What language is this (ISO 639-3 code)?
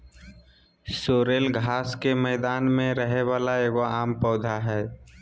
mag